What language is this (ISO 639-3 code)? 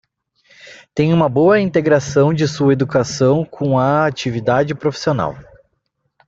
por